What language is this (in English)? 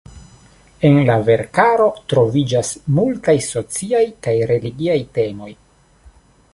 Esperanto